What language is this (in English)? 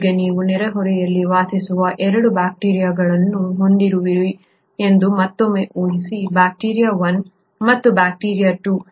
Kannada